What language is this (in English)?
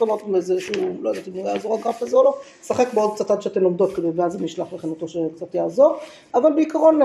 Hebrew